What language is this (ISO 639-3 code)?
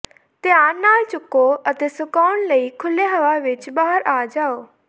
pan